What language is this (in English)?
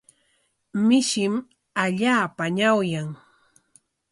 Corongo Ancash Quechua